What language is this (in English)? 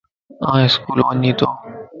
Lasi